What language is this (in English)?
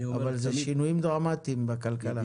Hebrew